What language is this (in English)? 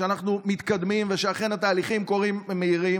Hebrew